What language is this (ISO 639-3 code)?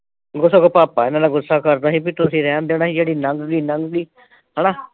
pan